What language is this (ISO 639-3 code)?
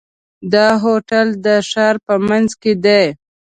pus